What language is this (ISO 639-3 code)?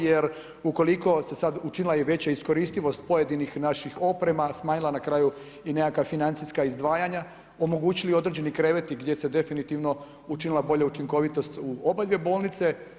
hrv